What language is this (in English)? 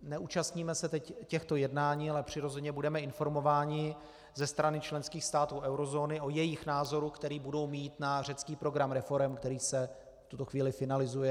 Czech